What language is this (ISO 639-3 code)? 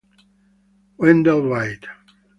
ita